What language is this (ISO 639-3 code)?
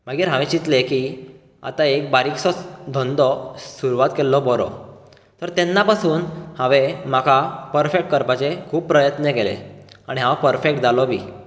kok